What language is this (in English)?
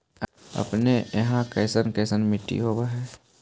Magahi